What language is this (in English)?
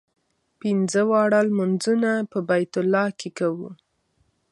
Pashto